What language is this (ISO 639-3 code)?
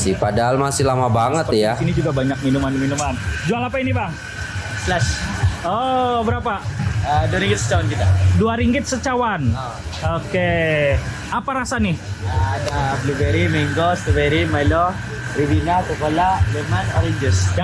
ind